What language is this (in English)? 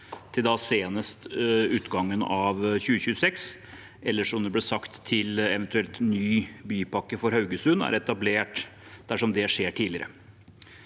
Norwegian